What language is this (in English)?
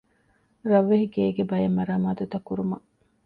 Divehi